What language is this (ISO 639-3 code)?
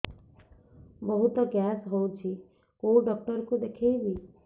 ori